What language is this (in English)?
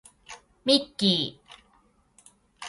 Japanese